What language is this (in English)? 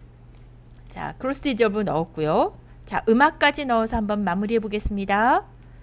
Korean